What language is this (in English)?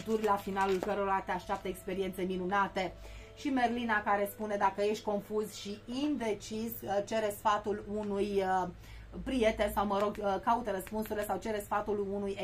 Romanian